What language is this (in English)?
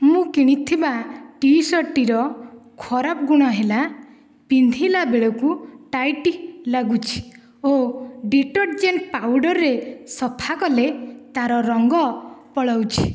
Odia